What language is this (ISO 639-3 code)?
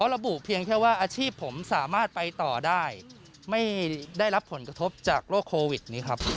tha